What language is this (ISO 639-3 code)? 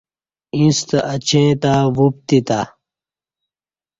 bsh